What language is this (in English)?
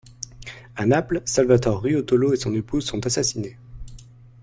French